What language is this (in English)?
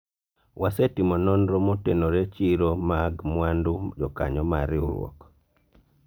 Luo (Kenya and Tanzania)